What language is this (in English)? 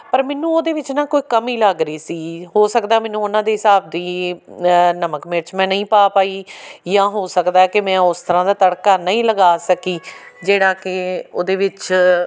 Punjabi